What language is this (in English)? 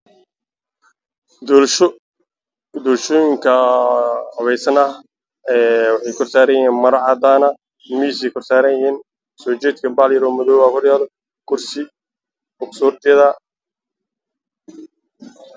Somali